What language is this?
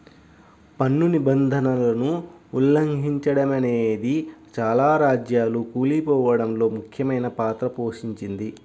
Telugu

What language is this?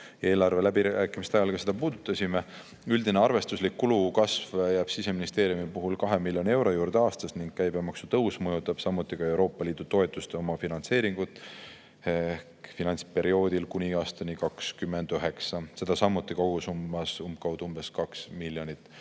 Estonian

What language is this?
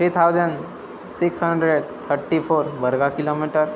Sanskrit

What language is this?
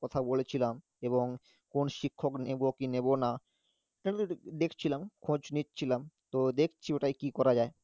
Bangla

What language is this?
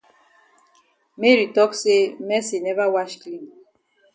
Cameroon Pidgin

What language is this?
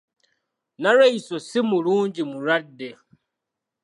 Ganda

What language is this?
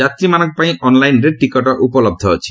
Odia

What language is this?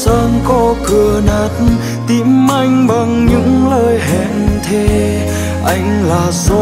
Vietnamese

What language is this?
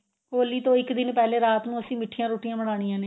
Punjabi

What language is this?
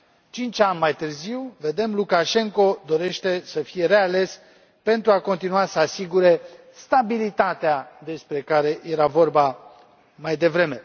Romanian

